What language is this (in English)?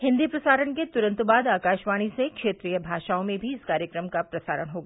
Hindi